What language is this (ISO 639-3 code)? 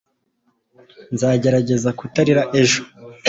kin